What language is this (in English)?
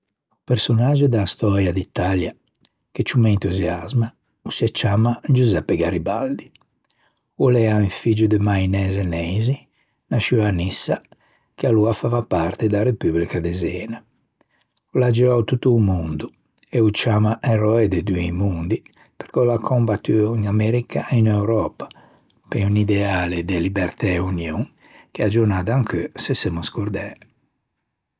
Ligurian